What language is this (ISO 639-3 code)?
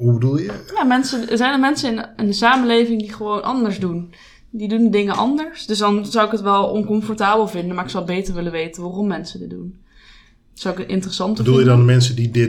nld